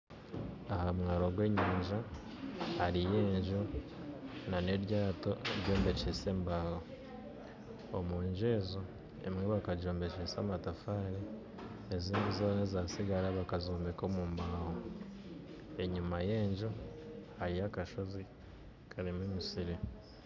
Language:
Nyankole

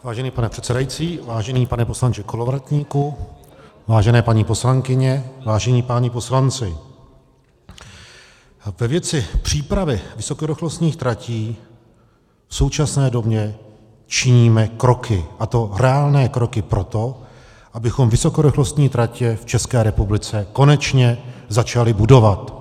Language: Czech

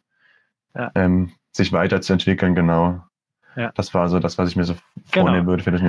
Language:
German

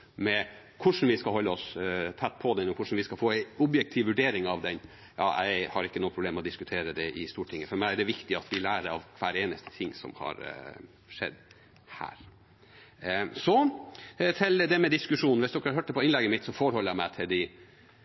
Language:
Norwegian Bokmål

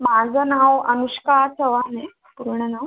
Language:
Marathi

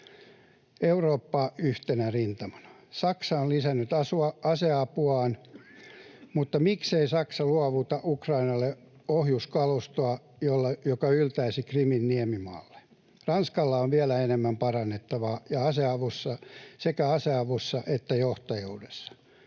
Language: Finnish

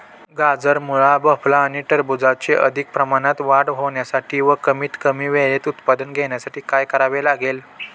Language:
Marathi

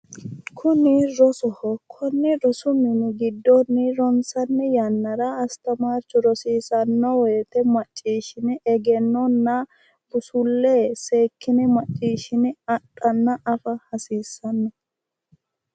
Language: Sidamo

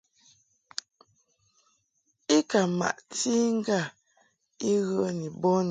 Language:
Mungaka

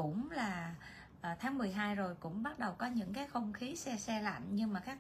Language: Vietnamese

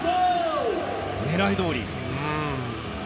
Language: Japanese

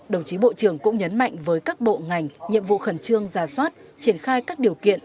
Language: Vietnamese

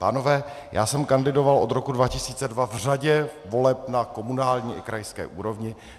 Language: Czech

